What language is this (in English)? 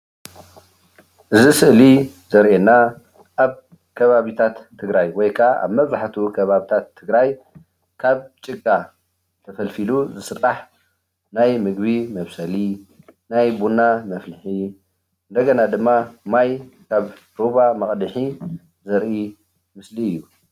Tigrinya